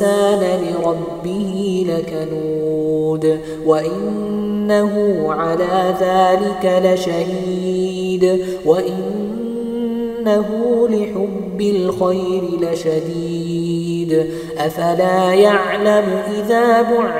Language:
Arabic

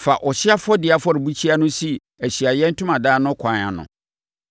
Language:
Akan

